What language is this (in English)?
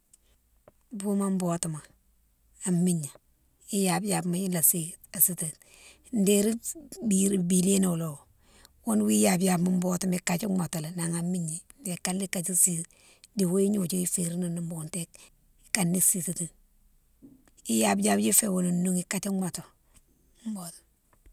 Mansoanka